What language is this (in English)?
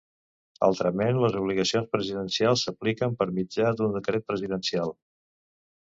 Catalan